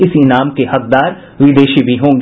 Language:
Hindi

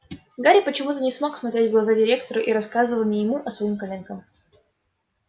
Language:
Russian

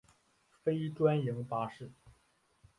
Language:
Chinese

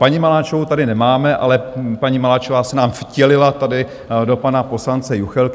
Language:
Czech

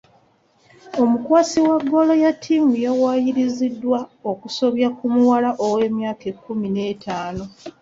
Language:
Ganda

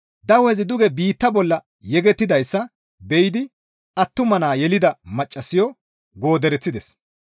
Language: Gamo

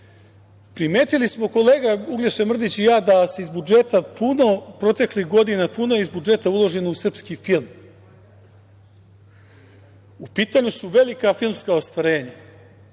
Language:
Serbian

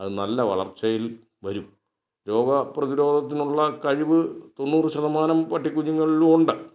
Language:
Malayalam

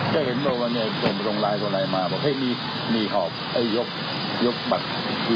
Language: Thai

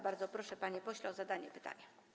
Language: Polish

